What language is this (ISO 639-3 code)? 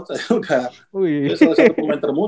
ind